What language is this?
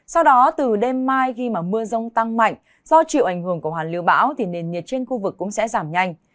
Vietnamese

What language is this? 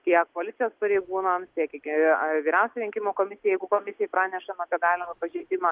Lithuanian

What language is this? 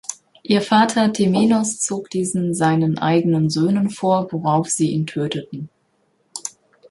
German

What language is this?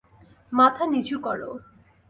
Bangla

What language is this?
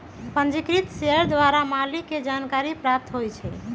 Magahi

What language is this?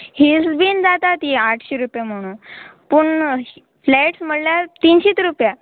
Konkani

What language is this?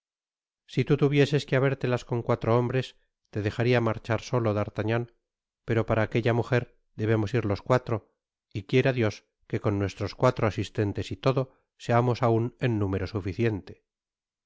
Spanish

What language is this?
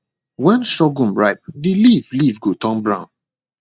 Nigerian Pidgin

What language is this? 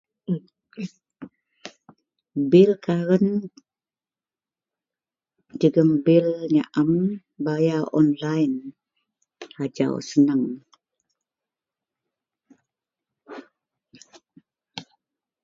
Central Melanau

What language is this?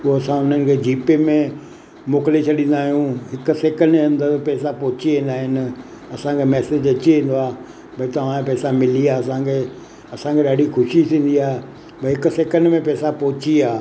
Sindhi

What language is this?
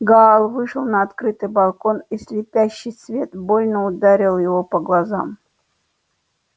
Russian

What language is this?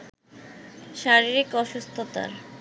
Bangla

